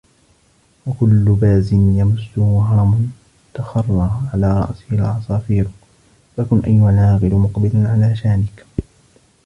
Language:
Arabic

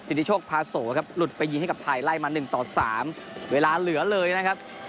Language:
Thai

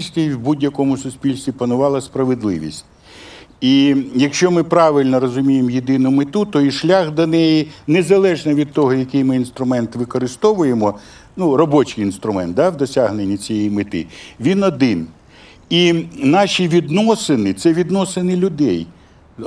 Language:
Ukrainian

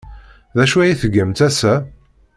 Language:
Kabyle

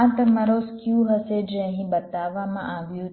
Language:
Gujarati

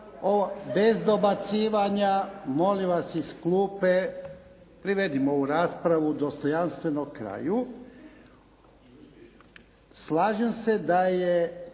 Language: Croatian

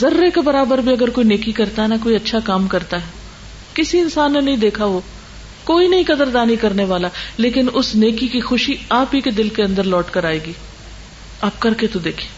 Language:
Urdu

